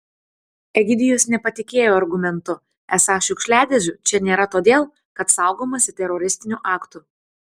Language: Lithuanian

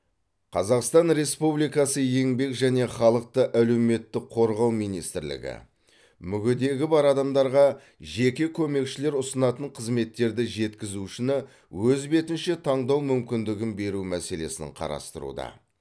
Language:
Kazakh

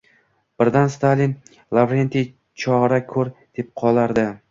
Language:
Uzbek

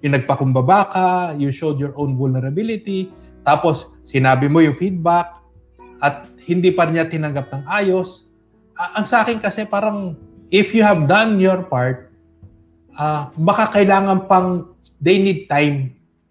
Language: Filipino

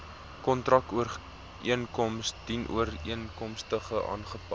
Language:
Afrikaans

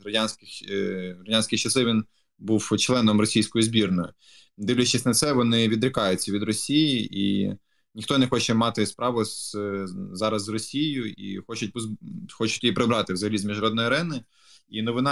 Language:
Ukrainian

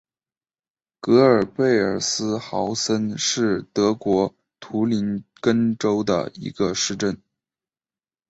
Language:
Chinese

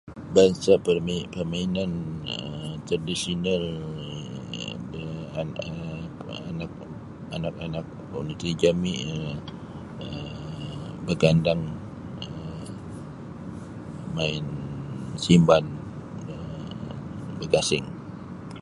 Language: Sabah Bisaya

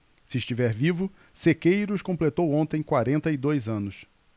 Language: Portuguese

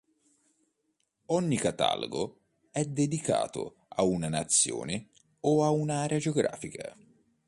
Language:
Italian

